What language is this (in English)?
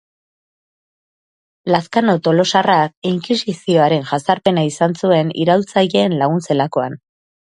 Basque